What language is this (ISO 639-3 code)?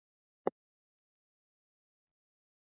swa